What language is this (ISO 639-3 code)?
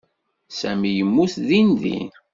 kab